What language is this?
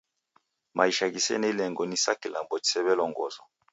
Taita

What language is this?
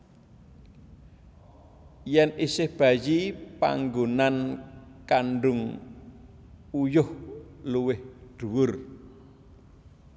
Javanese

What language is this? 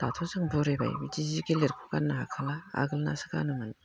Bodo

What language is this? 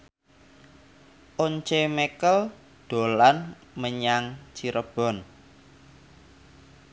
Javanese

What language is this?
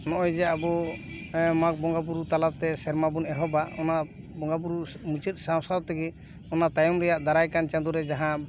Santali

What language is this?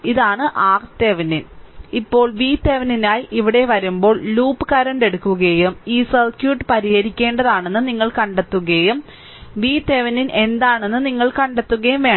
Malayalam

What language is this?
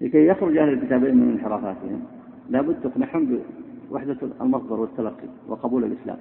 Arabic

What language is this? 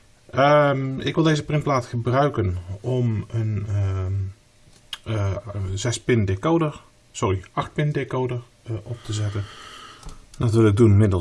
Dutch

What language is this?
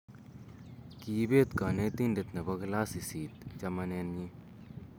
Kalenjin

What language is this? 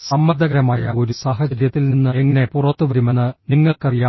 Malayalam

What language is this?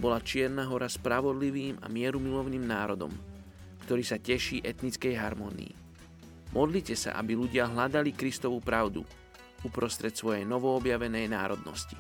Slovak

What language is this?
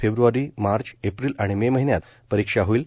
Marathi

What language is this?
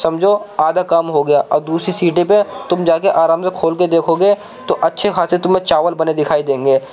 Urdu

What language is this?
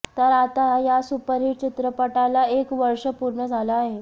Marathi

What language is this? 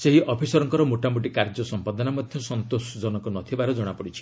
Odia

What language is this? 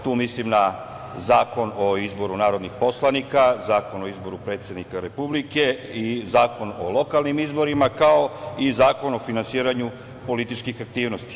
Serbian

